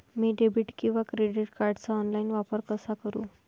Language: Marathi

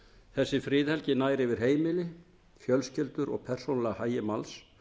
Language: Icelandic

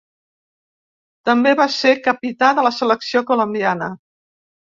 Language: Catalan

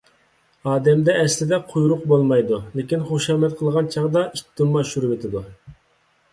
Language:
Uyghur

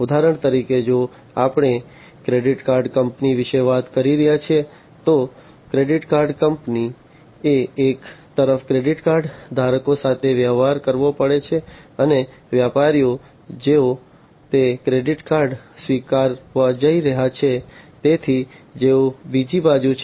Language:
Gujarati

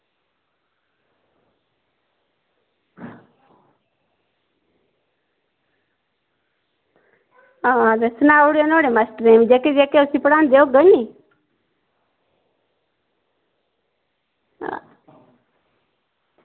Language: Dogri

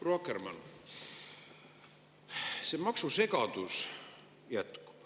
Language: Estonian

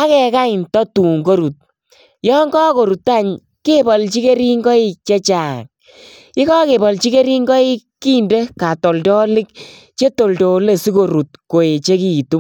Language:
Kalenjin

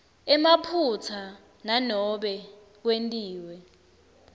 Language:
Swati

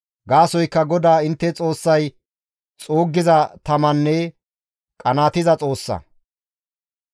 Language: Gamo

